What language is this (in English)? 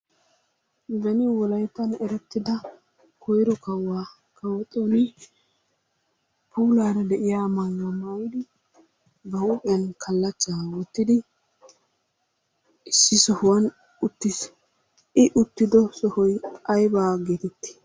Wolaytta